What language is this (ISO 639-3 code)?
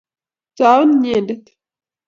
kln